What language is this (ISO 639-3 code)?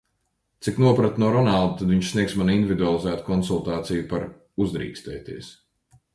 lav